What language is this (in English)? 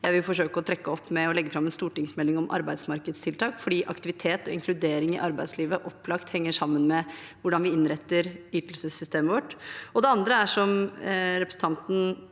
Norwegian